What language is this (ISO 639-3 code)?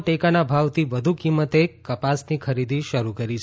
guj